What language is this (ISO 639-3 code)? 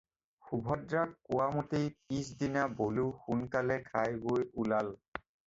asm